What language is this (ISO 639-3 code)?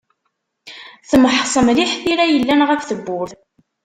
kab